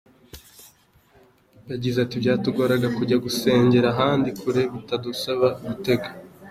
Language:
Kinyarwanda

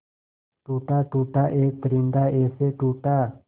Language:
Hindi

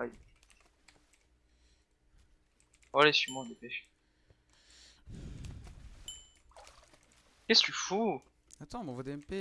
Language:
French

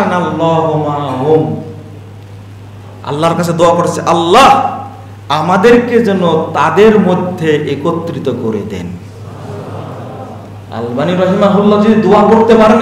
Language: Indonesian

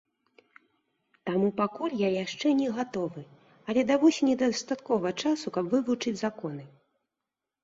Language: Belarusian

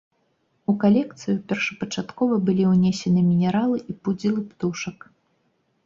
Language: Belarusian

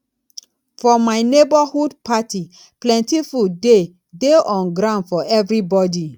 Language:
Nigerian Pidgin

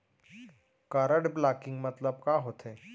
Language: Chhattisgarhi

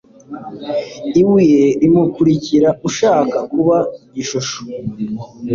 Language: Kinyarwanda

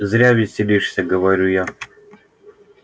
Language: Russian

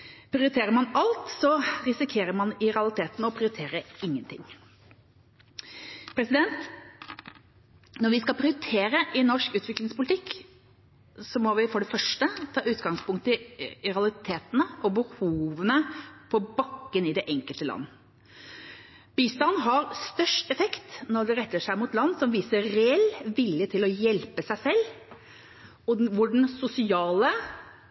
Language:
Norwegian Bokmål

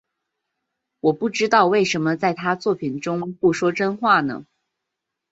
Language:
Chinese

